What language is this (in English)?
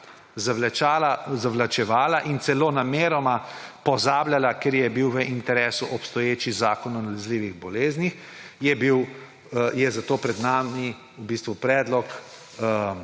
Slovenian